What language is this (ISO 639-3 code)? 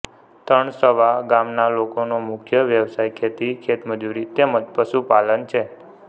guj